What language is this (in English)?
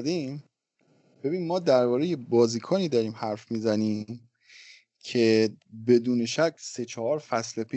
Persian